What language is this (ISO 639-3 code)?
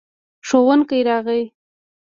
pus